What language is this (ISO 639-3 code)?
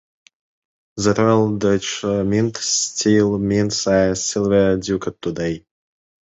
eng